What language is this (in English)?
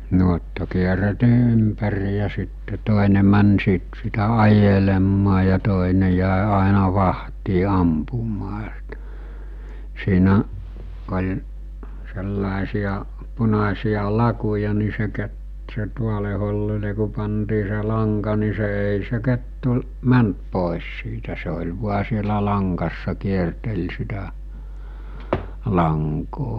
Finnish